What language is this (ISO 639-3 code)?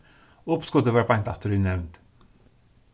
fao